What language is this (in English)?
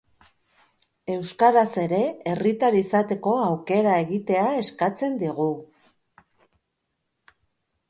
Basque